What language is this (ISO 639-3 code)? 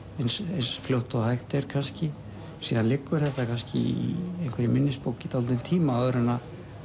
isl